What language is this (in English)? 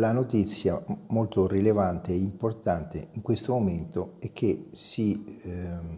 Italian